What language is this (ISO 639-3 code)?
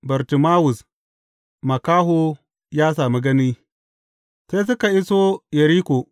hau